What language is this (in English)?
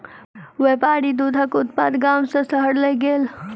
Maithili